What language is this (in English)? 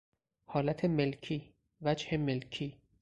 Persian